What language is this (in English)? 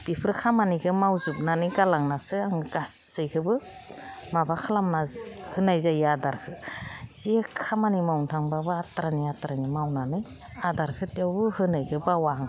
Bodo